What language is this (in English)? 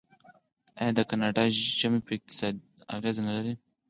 Pashto